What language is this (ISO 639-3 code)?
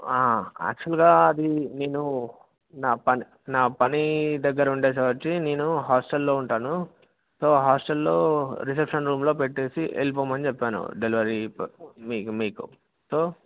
tel